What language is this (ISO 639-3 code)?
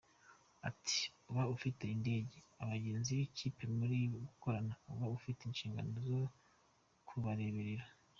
kin